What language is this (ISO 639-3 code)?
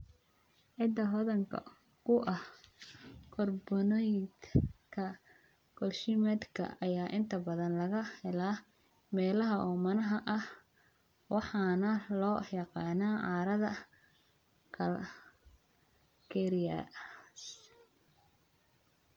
som